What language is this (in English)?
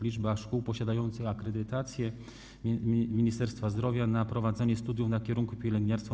Polish